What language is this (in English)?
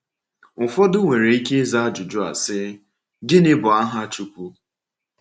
Igbo